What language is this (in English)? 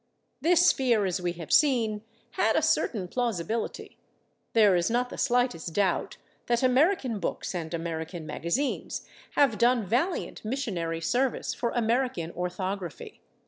English